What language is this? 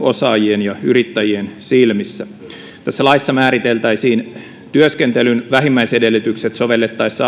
Finnish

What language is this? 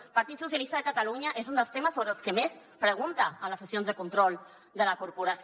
Catalan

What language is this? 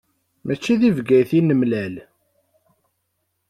Kabyle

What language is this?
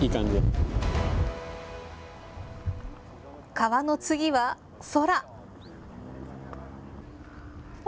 Japanese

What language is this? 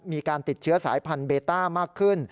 Thai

